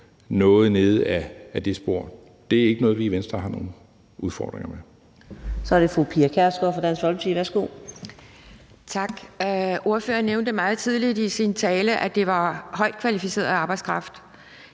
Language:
Danish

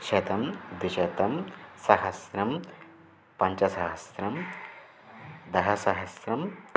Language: Sanskrit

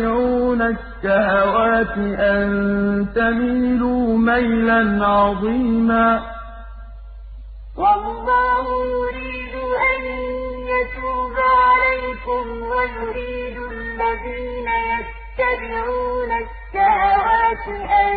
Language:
Arabic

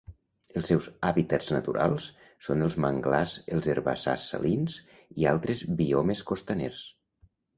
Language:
Catalan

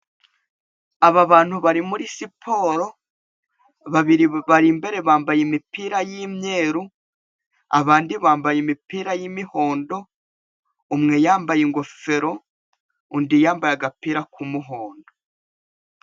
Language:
Kinyarwanda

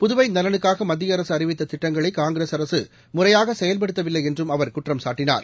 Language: Tamil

